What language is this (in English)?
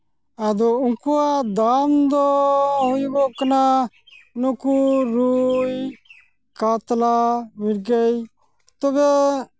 Santali